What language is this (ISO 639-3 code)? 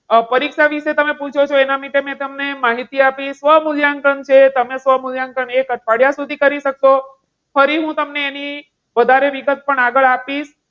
guj